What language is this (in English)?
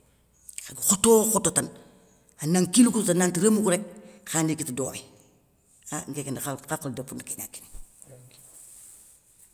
Soninke